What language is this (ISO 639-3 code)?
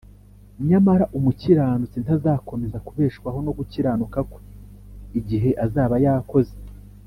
kin